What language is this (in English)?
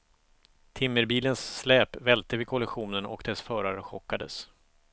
Swedish